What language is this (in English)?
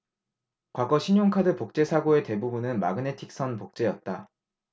Korean